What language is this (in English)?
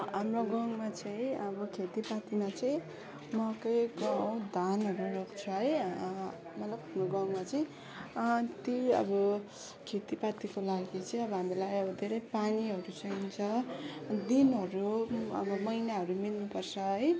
Nepali